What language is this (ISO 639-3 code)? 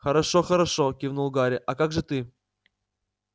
rus